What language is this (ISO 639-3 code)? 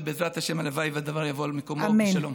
heb